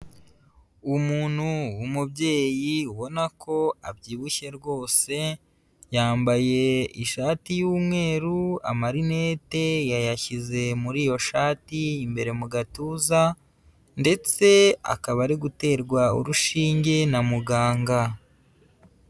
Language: Kinyarwanda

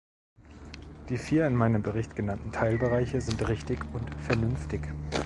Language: German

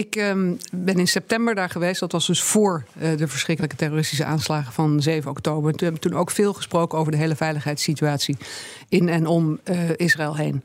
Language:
Dutch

